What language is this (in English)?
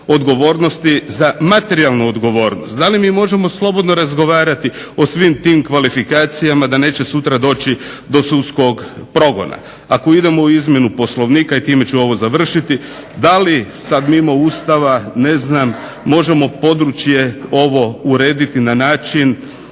Croatian